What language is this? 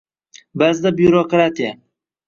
Uzbek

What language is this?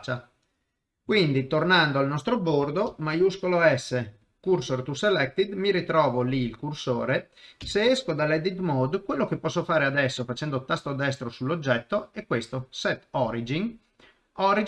Italian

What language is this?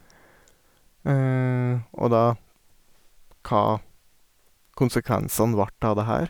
Norwegian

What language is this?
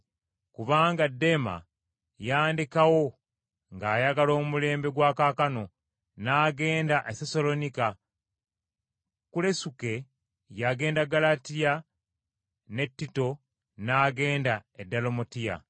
Ganda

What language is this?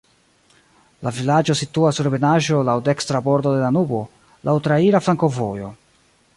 Esperanto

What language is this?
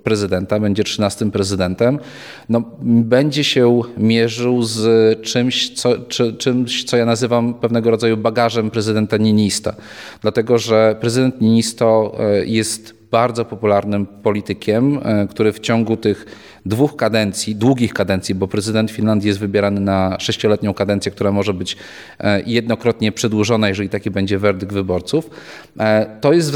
Polish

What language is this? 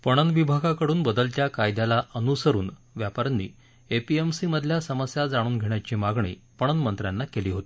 Marathi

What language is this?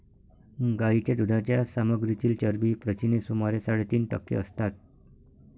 Marathi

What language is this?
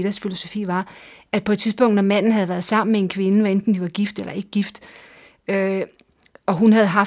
Danish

